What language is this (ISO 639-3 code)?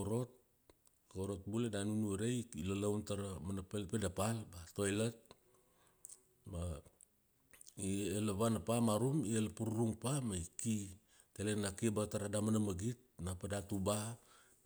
ksd